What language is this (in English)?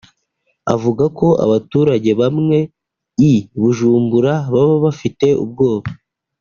Kinyarwanda